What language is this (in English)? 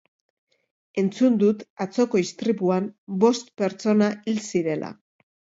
Basque